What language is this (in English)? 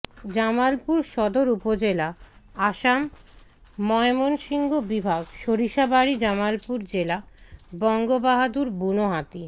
Bangla